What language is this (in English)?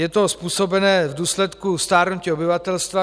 Czech